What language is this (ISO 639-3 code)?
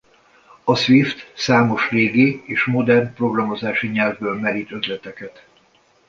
hun